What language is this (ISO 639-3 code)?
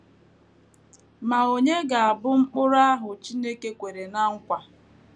ibo